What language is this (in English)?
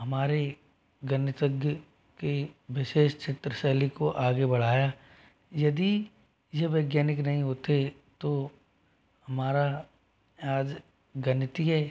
Hindi